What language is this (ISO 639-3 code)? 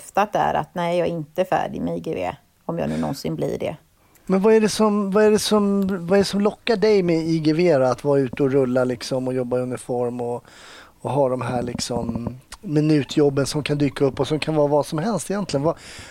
swe